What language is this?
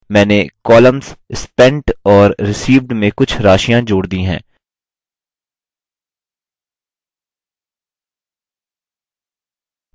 Hindi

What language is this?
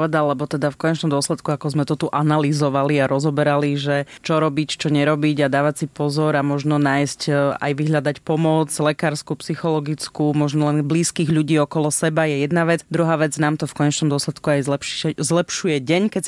Slovak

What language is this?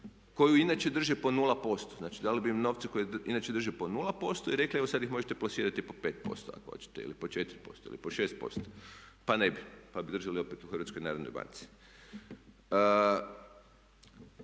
Croatian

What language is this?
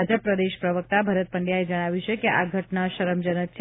Gujarati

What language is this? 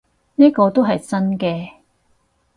Cantonese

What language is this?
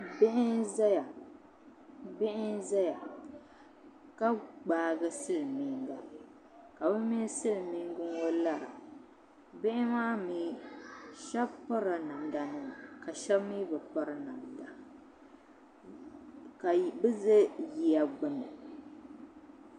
Dagbani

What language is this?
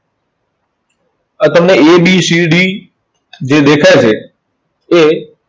Gujarati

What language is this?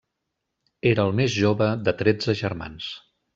Catalan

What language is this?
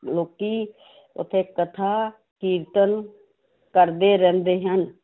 Punjabi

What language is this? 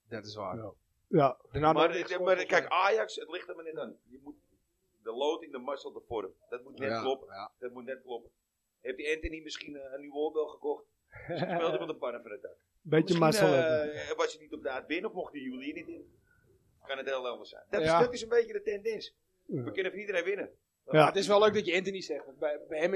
Dutch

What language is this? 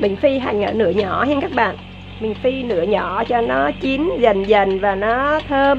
Vietnamese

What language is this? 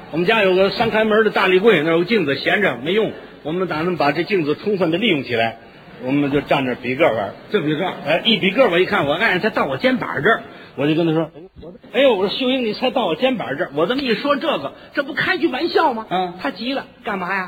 Chinese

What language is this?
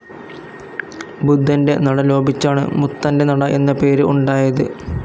Malayalam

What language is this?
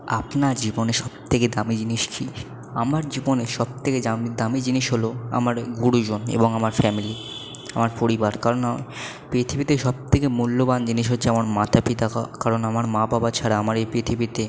Bangla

